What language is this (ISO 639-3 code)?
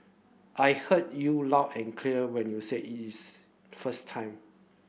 eng